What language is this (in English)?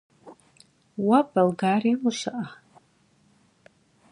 Kabardian